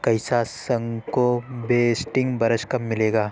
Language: Urdu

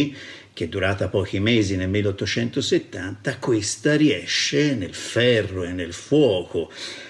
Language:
Italian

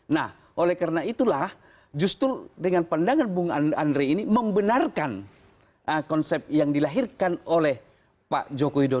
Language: Indonesian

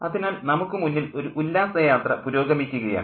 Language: Malayalam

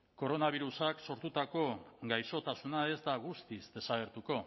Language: Basque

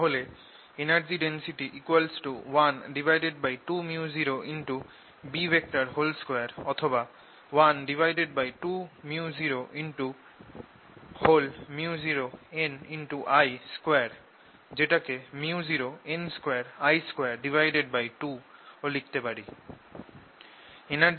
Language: Bangla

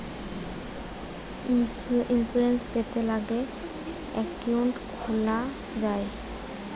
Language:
Bangla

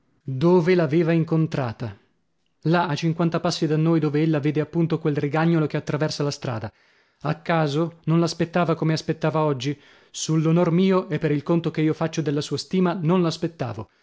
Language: Italian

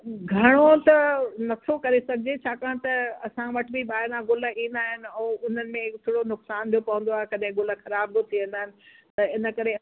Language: Sindhi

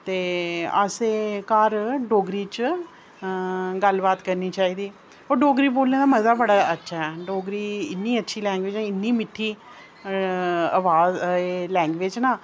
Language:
Dogri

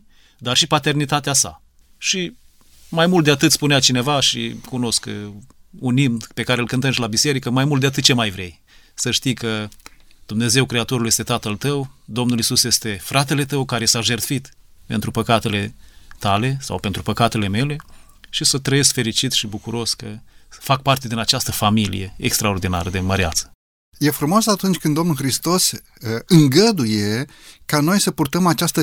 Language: Romanian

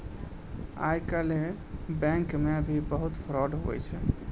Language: Maithili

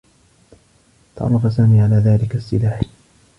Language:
Arabic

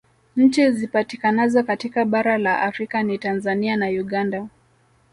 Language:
Swahili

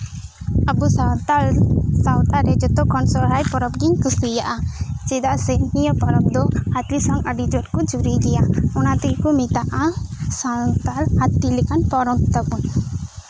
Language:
Santali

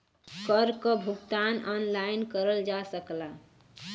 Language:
Bhojpuri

